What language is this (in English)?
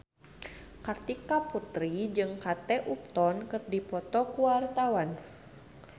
Sundanese